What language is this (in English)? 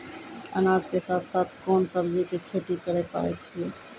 Maithili